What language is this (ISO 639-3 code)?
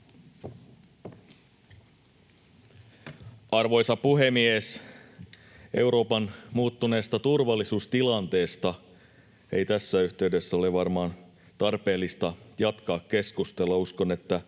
fin